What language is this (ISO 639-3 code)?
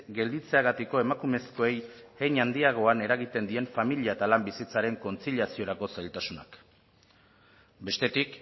eus